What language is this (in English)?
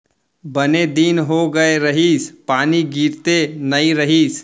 Chhattisgarhi